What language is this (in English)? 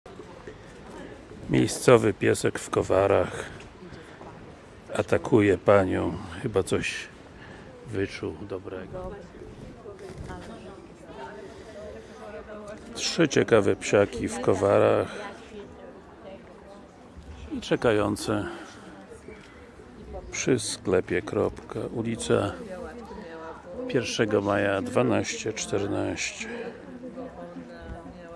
Polish